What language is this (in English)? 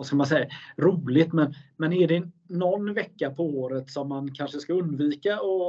Swedish